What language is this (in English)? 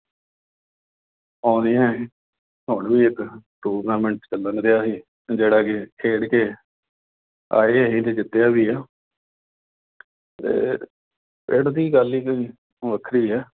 Punjabi